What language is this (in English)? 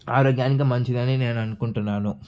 Telugu